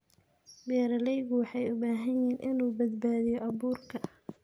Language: Somali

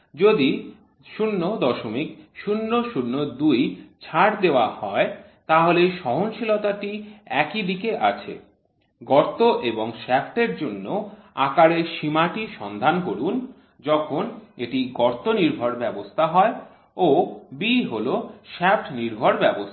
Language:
Bangla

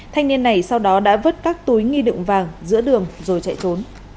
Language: Vietnamese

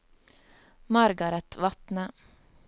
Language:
Norwegian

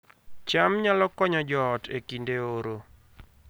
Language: Luo (Kenya and Tanzania)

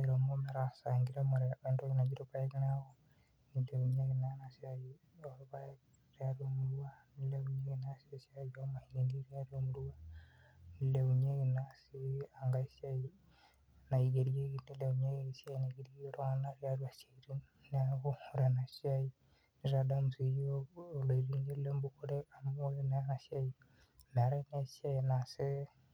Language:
Masai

